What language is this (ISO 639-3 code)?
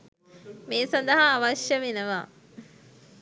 sin